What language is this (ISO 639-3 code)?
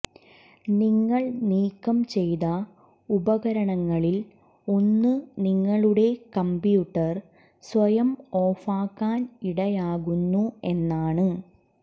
mal